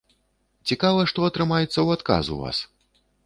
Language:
Belarusian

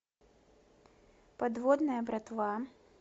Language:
Russian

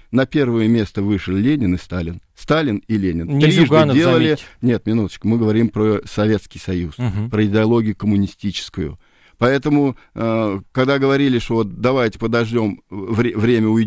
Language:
Russian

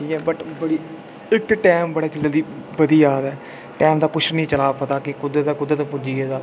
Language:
Dogri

